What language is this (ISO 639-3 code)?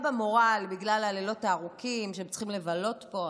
heb